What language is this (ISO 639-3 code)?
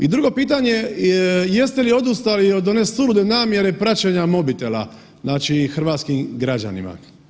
hrv